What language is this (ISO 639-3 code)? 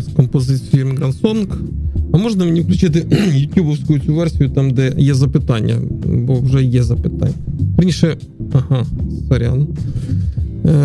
ukr